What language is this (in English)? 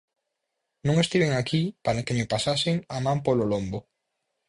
Galician